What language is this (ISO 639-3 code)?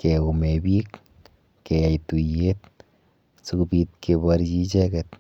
kln